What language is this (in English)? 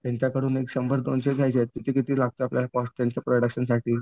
Marathi